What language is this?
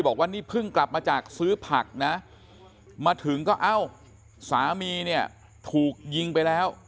Thai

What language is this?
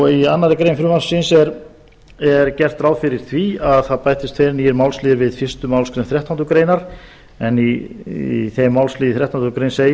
Icelandic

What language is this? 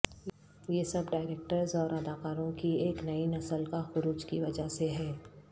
Urdu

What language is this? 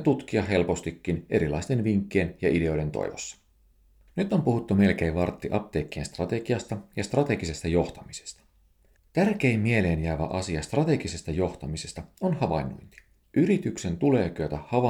Finnish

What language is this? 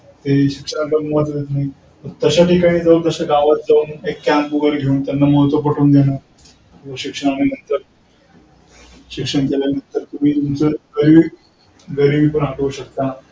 Marathi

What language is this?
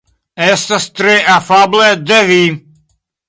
Esperanto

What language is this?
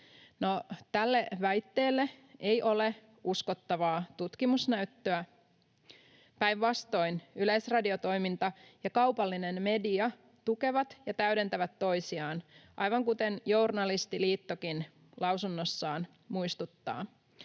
Finnish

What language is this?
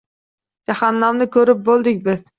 Uzbek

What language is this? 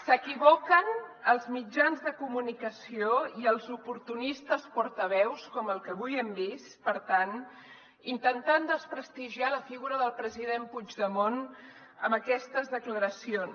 Catalan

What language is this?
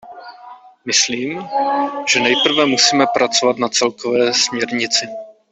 Czech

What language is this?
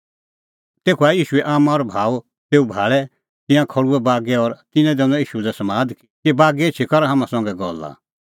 Kullu Pahari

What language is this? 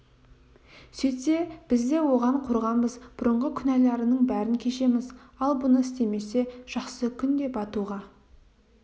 Kazakh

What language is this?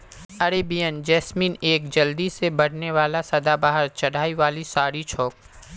Magahi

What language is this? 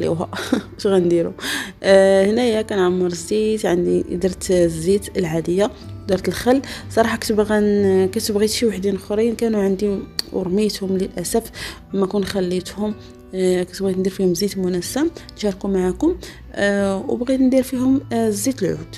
Arabic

